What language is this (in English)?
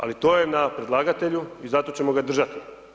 Croatian